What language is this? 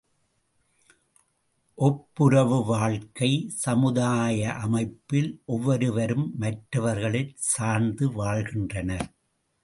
Tamil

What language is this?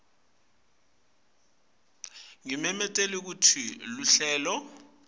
Swati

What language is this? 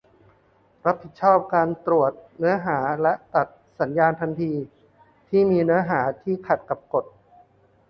Thai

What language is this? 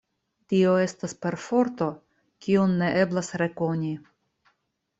Esperanto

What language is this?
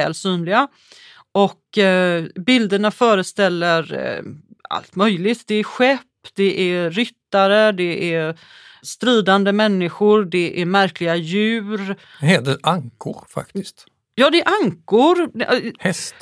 Swedish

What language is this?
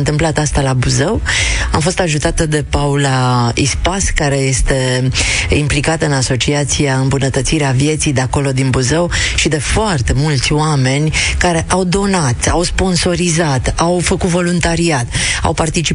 Romanian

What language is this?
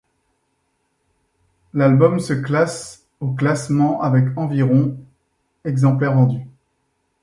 French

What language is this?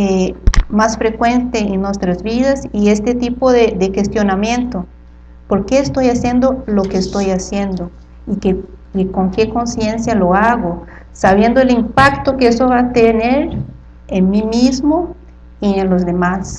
Spanish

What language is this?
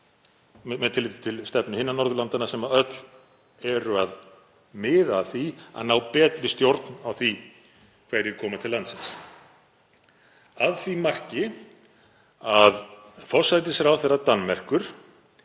Icelandic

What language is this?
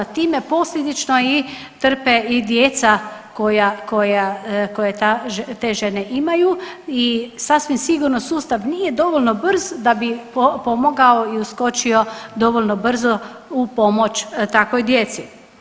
Croatian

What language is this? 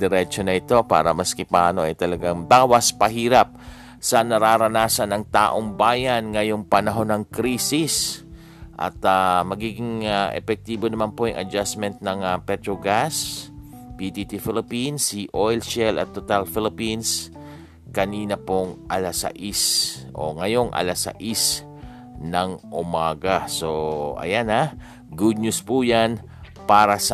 Filipino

